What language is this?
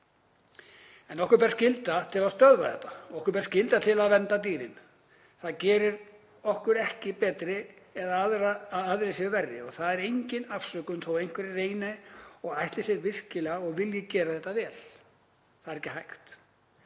Icelandic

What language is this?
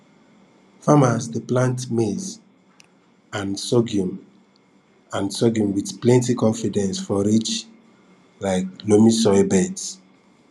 Nigerian Pidgin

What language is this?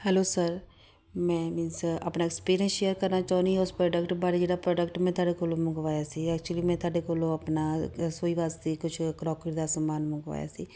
Punjabi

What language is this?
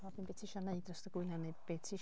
Welsh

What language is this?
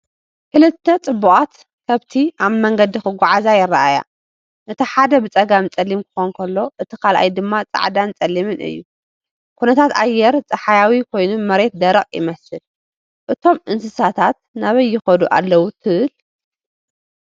Tigrinya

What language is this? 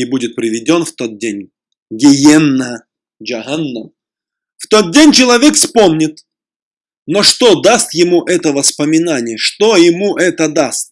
Russian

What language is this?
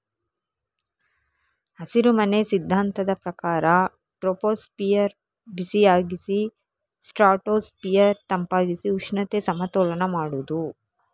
Kannada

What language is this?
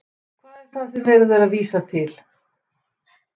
Icelandic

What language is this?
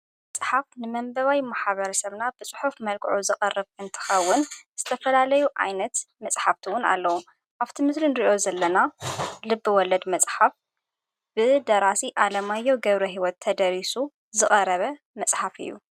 Tigrinya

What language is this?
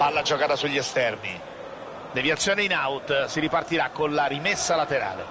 Italian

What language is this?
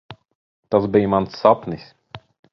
Latvian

